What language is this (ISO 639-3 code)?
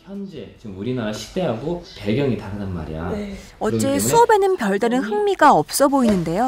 kor